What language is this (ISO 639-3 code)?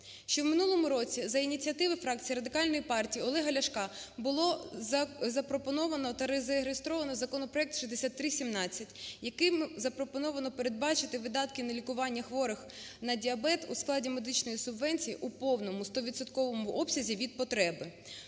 ukr